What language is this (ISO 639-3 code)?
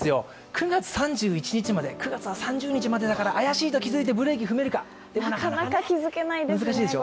jpn